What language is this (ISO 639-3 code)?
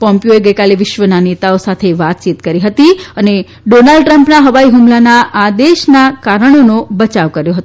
guj